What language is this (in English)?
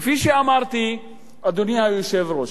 Hebrew